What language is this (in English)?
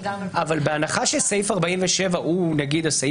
Hebrew